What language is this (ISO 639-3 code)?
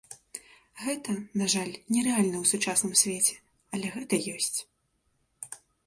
bel